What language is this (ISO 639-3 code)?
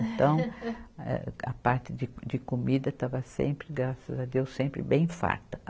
por